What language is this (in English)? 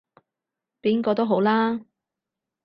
Cantonese